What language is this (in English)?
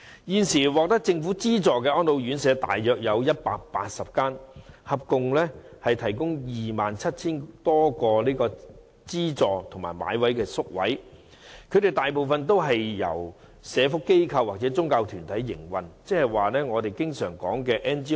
Cantonese